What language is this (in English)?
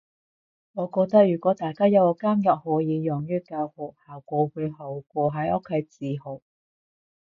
Cantonese